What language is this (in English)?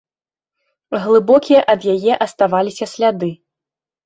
Belarusian